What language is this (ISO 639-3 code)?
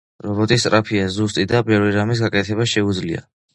kat